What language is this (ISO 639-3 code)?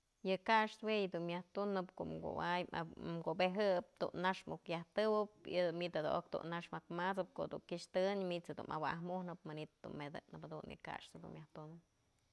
mzl